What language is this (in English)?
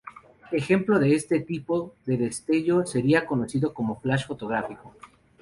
Spanish